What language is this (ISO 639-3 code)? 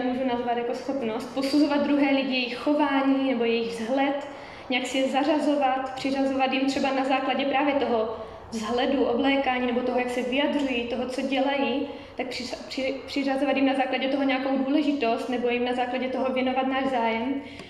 ces